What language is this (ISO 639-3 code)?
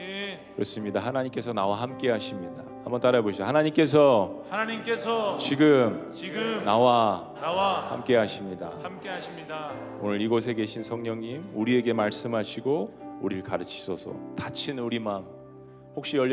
kor